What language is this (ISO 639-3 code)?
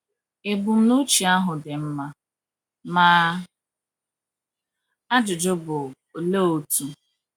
ibo